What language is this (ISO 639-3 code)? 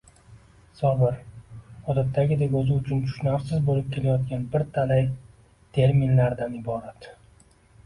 uzb